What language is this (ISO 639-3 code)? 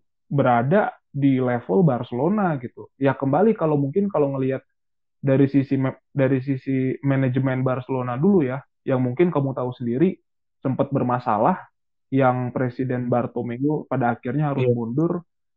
ind